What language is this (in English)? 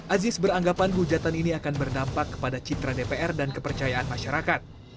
Indonesian